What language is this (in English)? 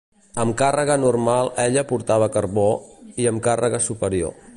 Catalan